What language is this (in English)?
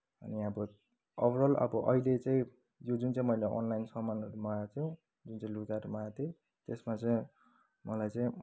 Nepali